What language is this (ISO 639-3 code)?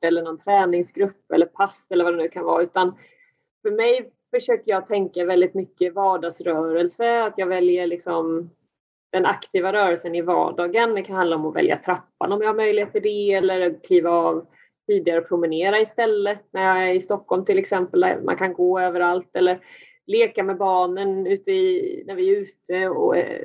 swe